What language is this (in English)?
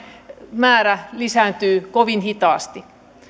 Finnish